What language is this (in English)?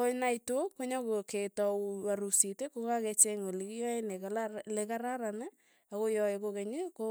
Tugen